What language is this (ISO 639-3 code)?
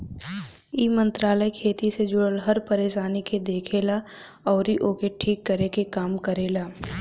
bho